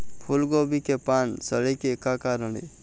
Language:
Chhattisgarhi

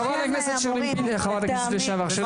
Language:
Hebrew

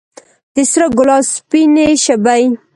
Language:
Pashto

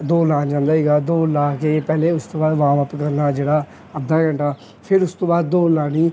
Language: Punjabi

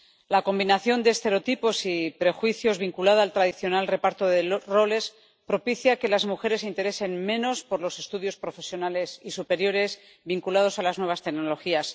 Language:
Spanish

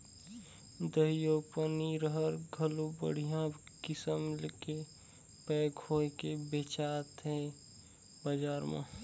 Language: Chhattisgarhi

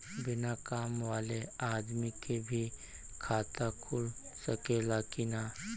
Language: Bhojpuri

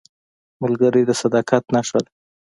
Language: Pashto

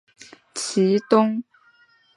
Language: Chinese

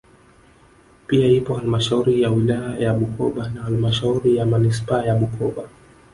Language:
Swahili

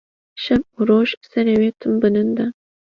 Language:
Kurdish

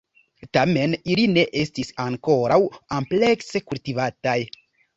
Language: Esperanto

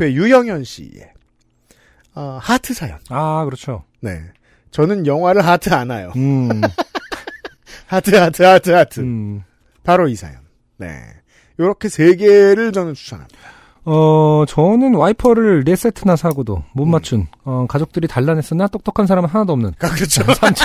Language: Korean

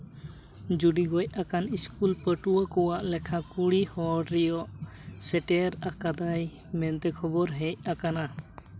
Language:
Santali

